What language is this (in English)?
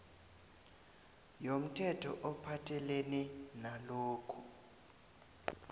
South Ndebele